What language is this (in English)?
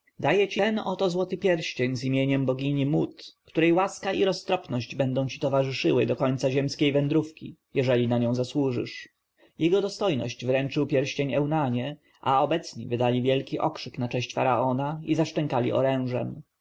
Polish